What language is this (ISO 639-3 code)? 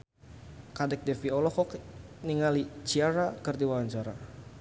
sun